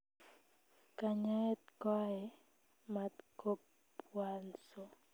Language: Kalenjin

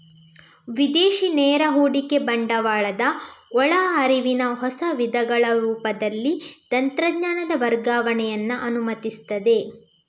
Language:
Kannada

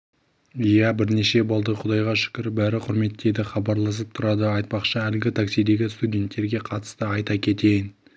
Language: Kazakh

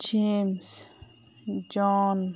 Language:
Manipuri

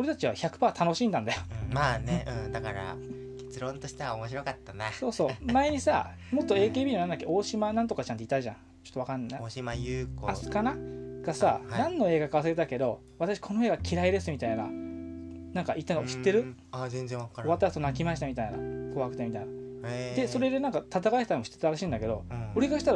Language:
Japanese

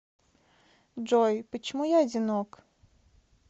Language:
Russian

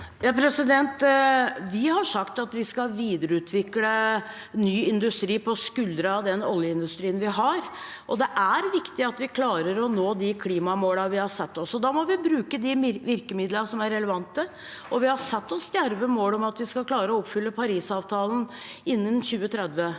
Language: Norwegian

